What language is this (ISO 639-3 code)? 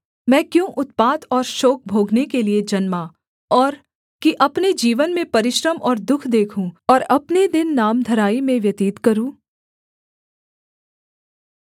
hin